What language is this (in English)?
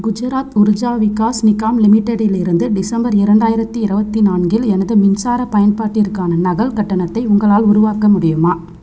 Tamil